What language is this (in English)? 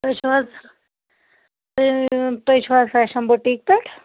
Kashmiri